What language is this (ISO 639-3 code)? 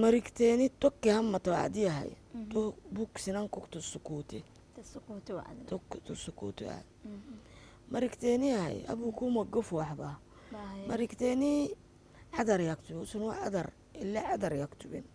ara